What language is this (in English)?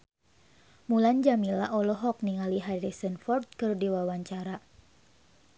Sundanese